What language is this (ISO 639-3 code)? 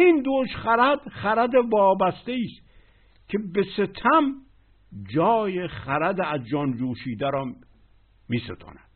fas